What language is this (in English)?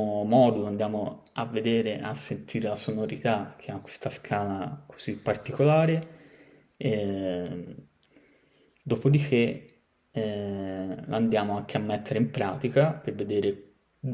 Italian